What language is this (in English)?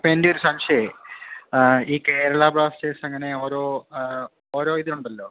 Malayalam